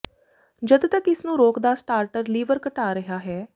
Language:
Punjabi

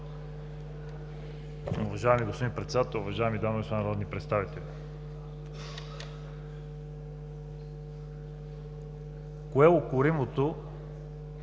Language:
Bulgarian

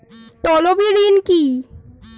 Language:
Bangla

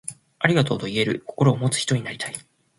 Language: Japanese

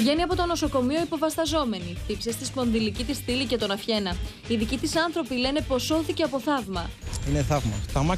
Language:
Greek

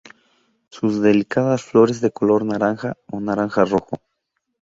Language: Spanish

